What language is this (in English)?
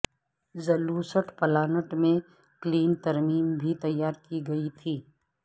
Urdu